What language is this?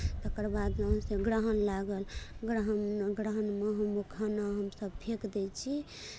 Maithili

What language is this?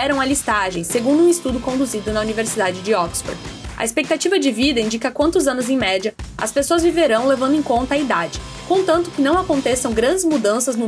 Portuguese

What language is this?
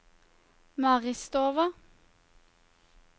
Norwegian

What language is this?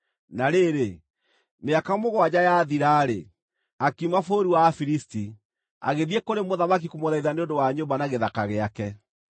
Kikuyu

